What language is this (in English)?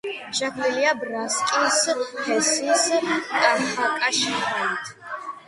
Georgian